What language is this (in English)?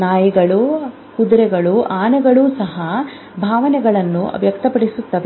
Kannada